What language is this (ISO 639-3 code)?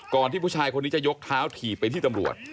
tha